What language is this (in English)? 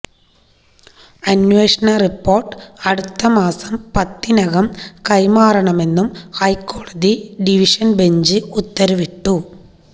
Malayalam